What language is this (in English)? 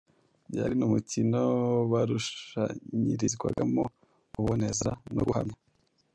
Kinyarwanda